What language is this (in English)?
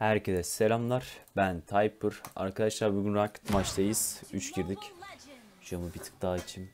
Turkish